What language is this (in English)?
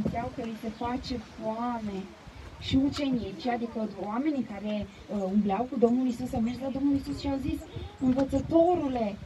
Romanian